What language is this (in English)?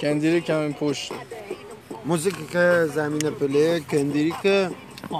Persian